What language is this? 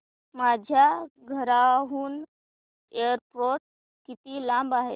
Marathi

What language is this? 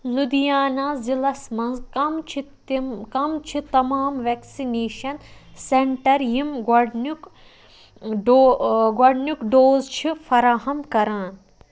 Kashmiri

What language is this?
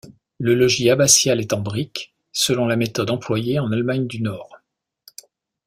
French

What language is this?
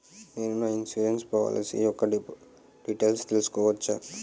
Telugu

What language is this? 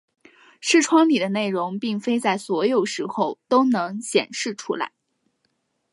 Chinese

